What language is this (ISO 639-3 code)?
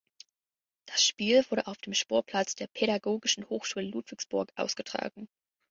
deu